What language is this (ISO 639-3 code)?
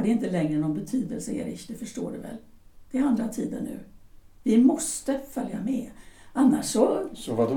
swe